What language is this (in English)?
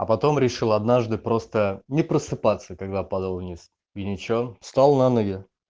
Russian